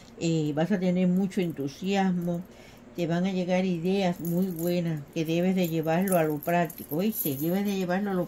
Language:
Spanish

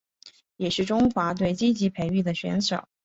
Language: Chinese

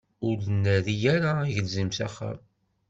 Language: Kabyle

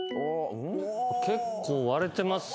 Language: Japanese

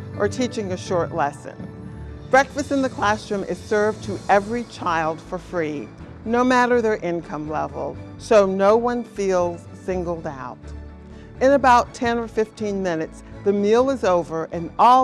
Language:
English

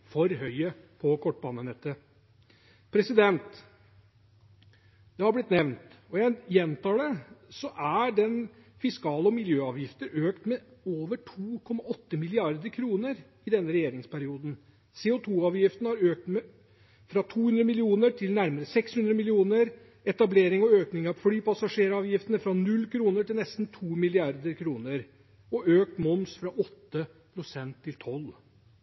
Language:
Norwegian Bokmål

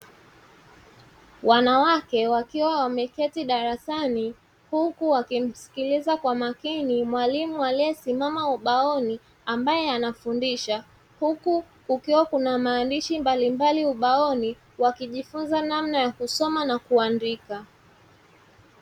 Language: Swahili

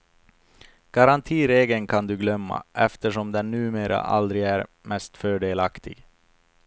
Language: Swedish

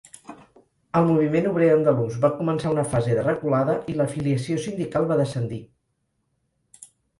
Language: Catalan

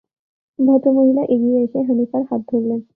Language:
Bangla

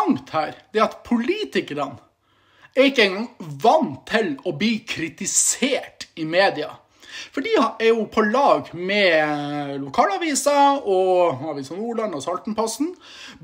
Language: Norwegian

